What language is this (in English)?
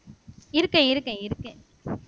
Tamil